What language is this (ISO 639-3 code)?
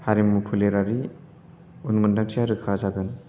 brx